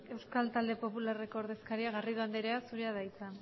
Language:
Basque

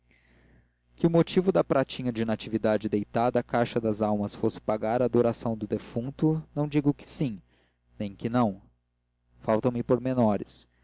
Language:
Portuguese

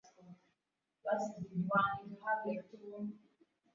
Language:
Swahili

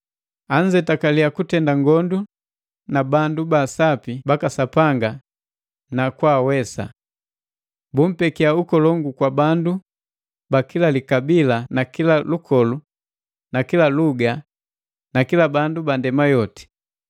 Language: Matengo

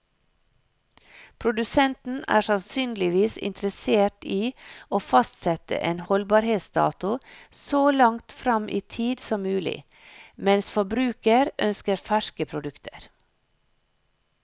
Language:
Norwegian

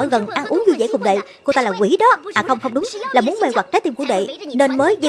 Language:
Vietnamese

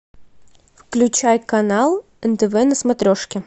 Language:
Russian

